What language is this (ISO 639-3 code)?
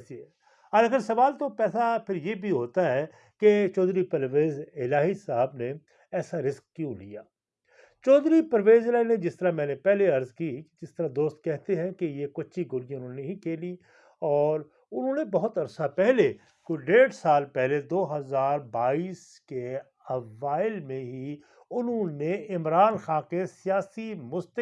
urd